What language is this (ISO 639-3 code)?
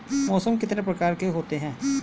hin